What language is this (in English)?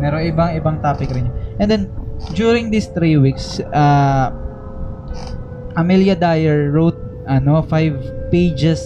Filipino